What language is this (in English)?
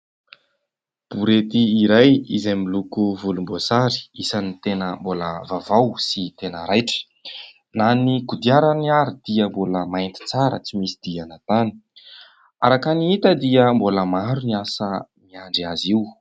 Malagasy